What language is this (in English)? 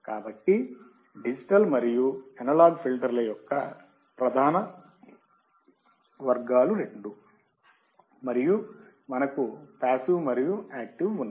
Telugu